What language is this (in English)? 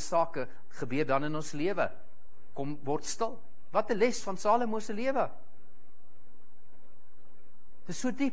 Dutch